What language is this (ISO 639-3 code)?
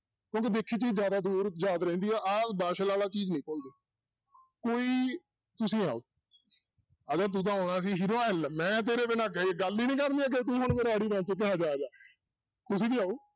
pan